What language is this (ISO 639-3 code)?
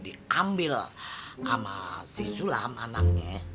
ind